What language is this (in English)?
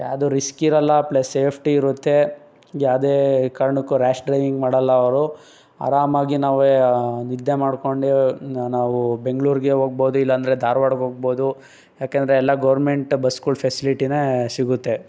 Kannada